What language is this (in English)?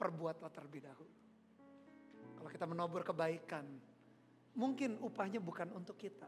Indonesian